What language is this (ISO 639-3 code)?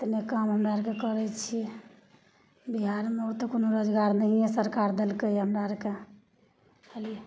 mai